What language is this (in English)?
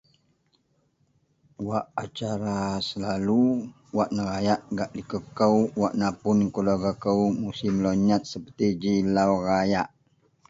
Central Melanau